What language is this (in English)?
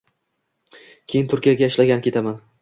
Uzbek